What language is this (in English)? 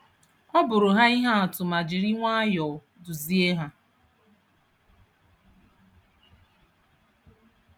Igbo